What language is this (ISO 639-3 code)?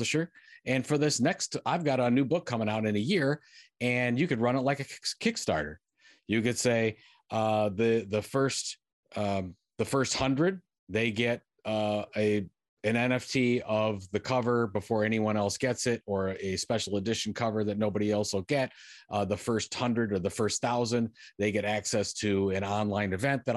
eng